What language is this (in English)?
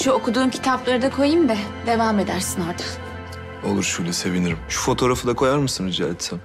Turkish